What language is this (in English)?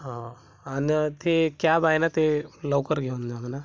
Marathi